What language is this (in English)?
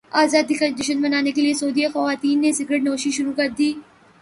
Urdu